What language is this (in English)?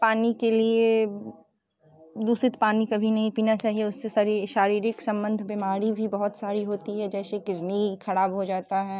Hindi